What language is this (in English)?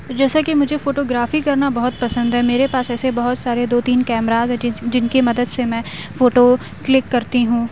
Urdu